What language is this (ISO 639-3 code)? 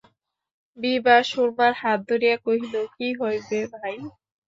ben